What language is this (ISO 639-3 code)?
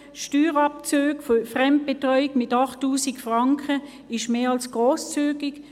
gsw